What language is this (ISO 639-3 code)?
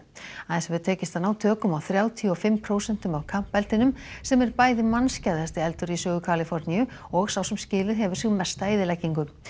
isl